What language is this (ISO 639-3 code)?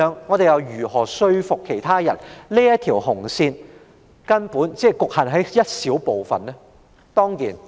yue